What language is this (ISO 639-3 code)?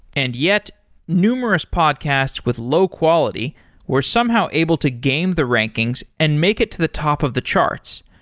eng